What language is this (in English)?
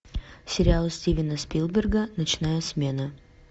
Russian